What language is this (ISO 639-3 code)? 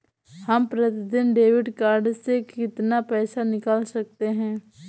hin